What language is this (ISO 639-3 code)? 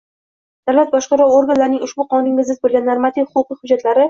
uzb